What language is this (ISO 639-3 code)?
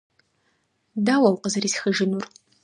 kbd